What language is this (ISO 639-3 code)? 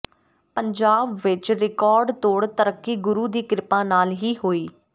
pan